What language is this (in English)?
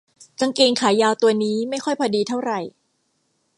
Thai